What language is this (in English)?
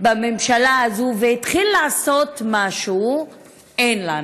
Hebrew